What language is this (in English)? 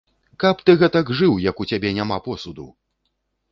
Belarusian